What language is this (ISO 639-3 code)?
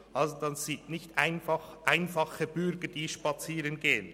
gsw